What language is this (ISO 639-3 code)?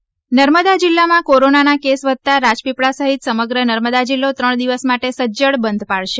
guj